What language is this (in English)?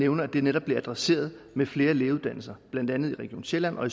Danish